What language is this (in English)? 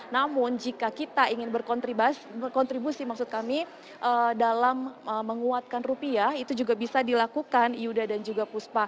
Indonesian